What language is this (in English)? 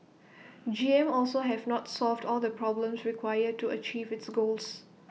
English